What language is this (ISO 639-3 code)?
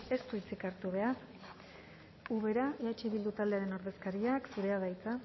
eus